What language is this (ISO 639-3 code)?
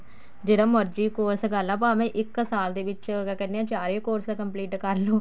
pan